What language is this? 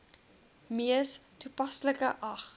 Afrikaans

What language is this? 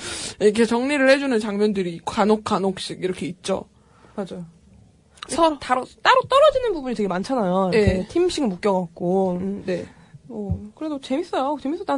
Korean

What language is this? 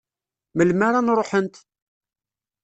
Kabyle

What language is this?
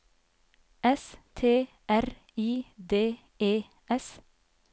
Norwegian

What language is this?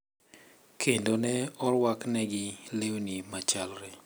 Luo (Kenya and Tanzania)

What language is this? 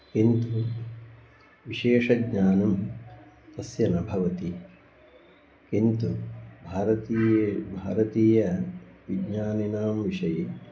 Sanskrit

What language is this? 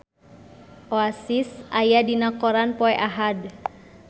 Sundanese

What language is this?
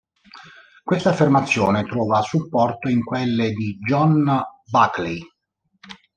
Italian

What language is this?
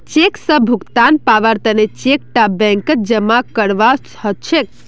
Magahi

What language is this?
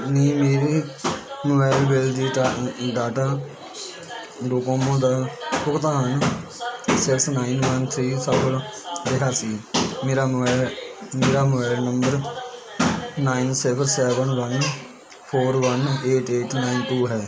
Punjabi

